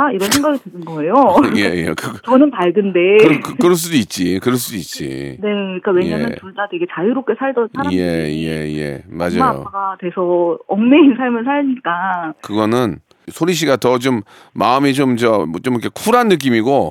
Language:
Korean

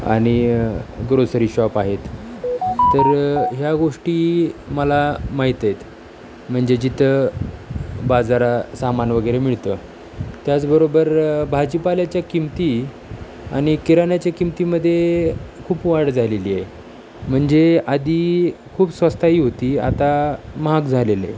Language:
Marathi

